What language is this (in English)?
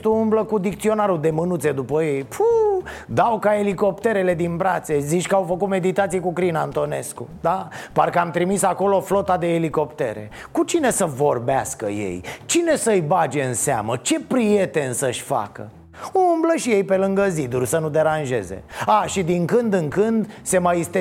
Romanian